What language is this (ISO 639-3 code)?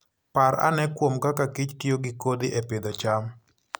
luo